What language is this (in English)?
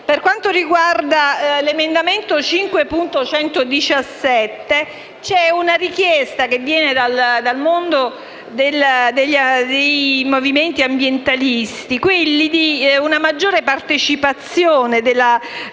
Italian